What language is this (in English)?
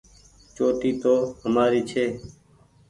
Goaria